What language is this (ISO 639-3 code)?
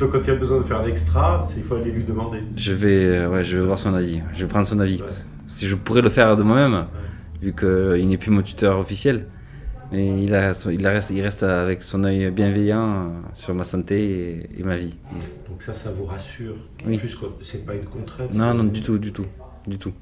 fra